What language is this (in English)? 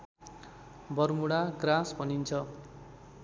Nepali